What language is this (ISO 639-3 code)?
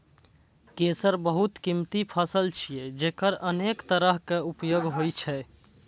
mai